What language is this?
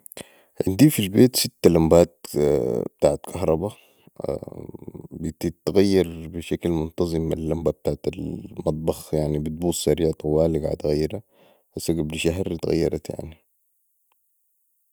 Sudanese Arabic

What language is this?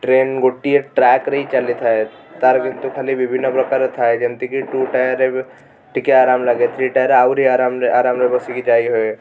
Odia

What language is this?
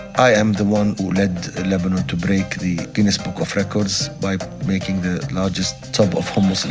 English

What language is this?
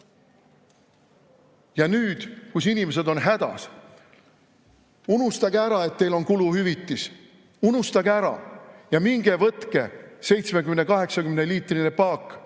Estonian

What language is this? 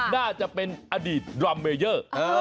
Thai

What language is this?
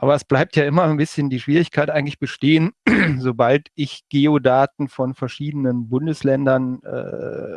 German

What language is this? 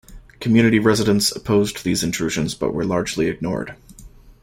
English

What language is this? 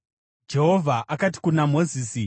Shona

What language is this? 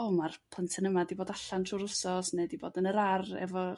Welsh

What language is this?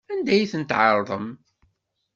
Kabyle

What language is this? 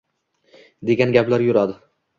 Uzbek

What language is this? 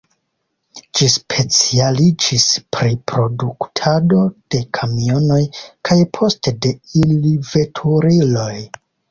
Esperanto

